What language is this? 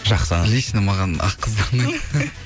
Kazakh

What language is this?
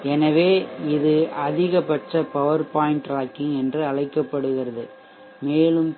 Tamil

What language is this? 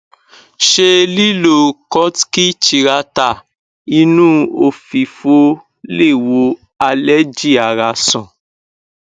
Yoruba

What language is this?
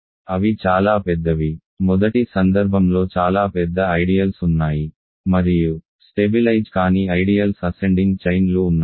Telugu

